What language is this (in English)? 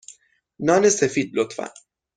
Persian